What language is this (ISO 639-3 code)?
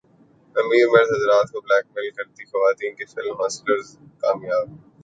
urd